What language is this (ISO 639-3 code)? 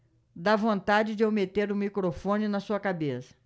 por